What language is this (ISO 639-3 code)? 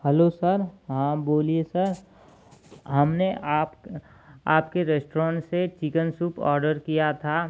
hin